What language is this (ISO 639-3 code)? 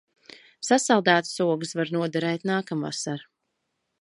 lav